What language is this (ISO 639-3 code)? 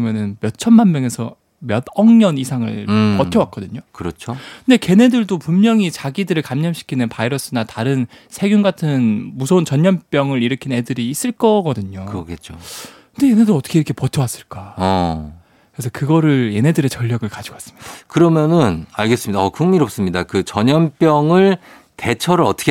kor